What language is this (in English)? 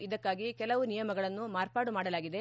Kannada